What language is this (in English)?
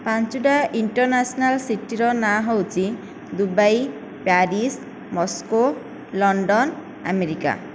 Odia